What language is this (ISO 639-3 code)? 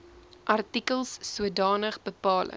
afr